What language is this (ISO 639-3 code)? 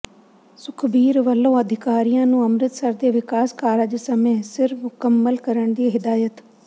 pan